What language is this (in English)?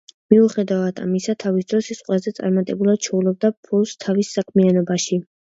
Georgian